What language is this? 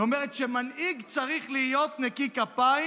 Hebrew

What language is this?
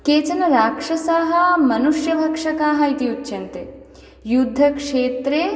Sanskrit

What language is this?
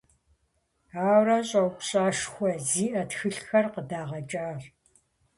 Kabardian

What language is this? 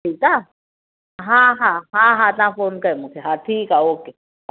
Sindhi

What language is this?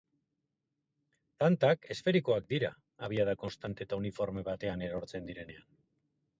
Basque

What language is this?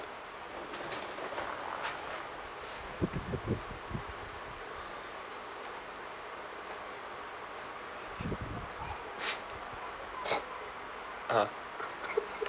English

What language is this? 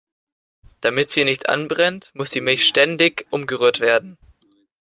German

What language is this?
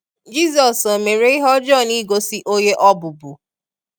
Igbo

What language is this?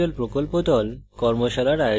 Bangla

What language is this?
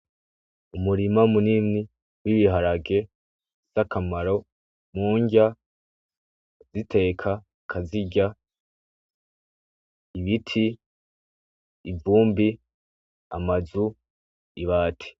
Rundi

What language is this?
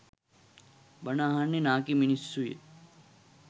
Sinhala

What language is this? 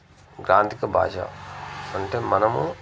Telugu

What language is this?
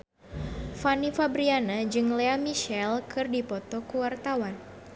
Sundanese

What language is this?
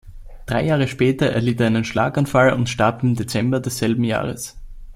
German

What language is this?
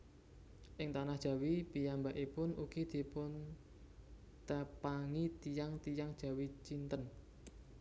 Javanese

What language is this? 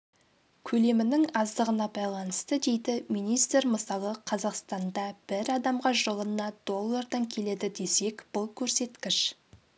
Kazakh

